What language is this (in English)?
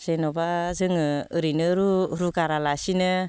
Bodo